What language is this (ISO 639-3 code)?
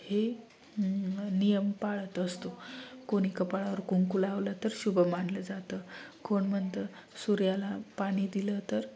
mar